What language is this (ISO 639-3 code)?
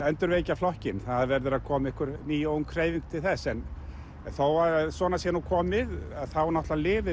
isl